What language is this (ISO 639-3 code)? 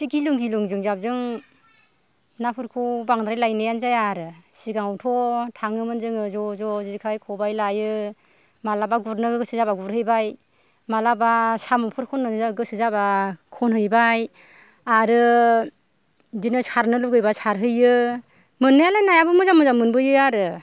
brx